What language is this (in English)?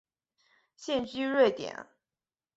Chinese